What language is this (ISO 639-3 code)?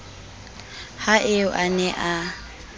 sot